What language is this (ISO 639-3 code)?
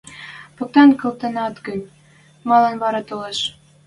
mrj